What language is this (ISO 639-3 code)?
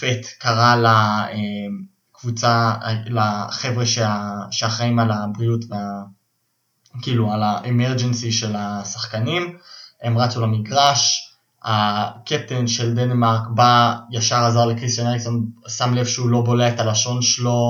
heb